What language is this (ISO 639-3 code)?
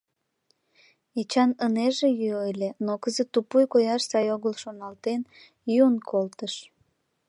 chm